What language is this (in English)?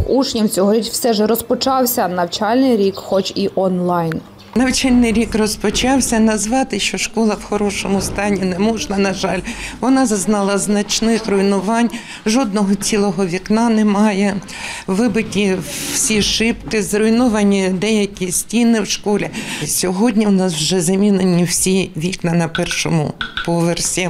Ukrainian